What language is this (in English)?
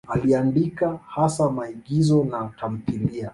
Swahili